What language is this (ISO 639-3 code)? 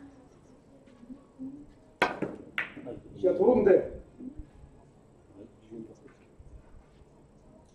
kor